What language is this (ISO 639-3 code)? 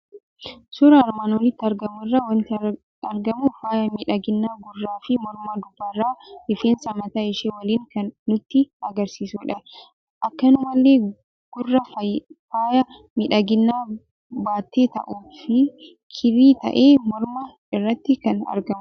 orm